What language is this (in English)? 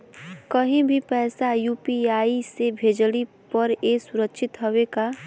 Bhojpuri